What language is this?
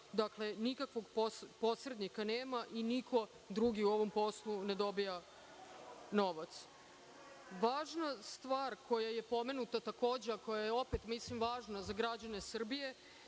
Serbian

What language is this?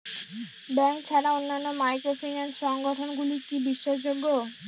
Bangla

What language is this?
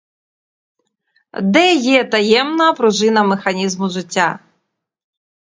Ukrainian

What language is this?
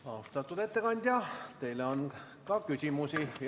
Estonian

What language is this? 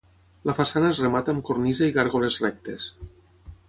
Catalan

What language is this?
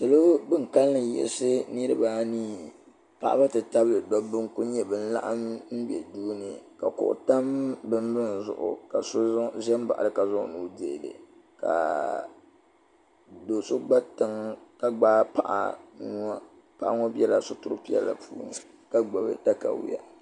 Dagbani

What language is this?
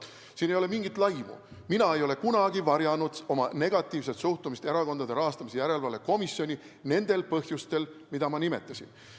Estonian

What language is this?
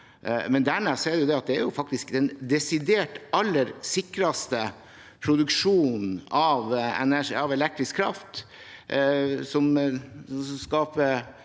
Norwegian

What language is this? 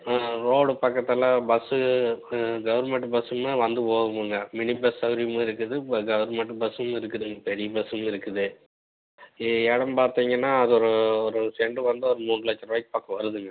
Tamil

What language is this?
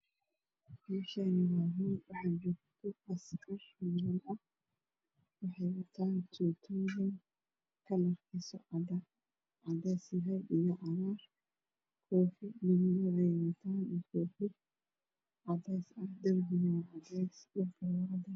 Somali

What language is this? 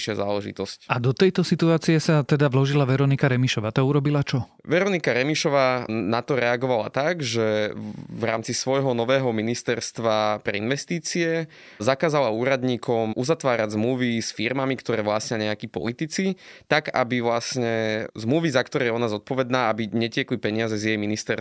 Slovak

